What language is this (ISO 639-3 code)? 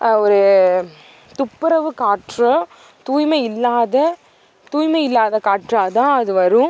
tam